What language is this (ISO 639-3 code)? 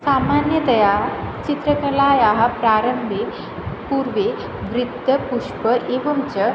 san